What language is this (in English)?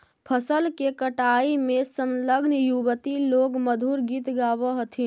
Magahi